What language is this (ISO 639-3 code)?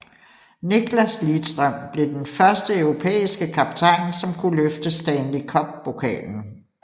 dan